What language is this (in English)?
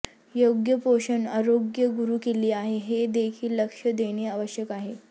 Marathi